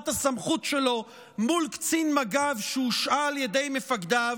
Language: Hebrew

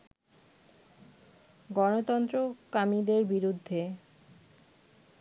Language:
Bangla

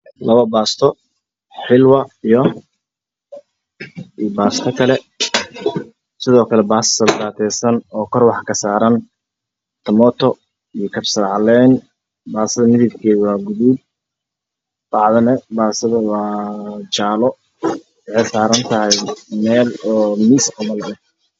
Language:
Somali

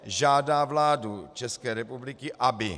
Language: Czech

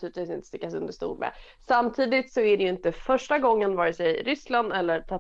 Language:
Swedish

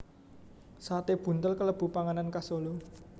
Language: Javanese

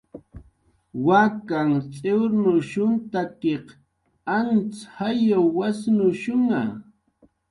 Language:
Jaqaru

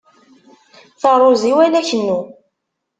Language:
Kabyle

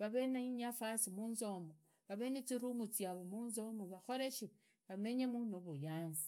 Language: Idakho-Isukha-Tiriki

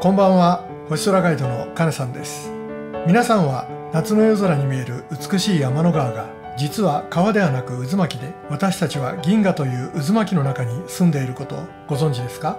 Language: Japanese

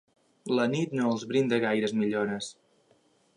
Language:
Catalan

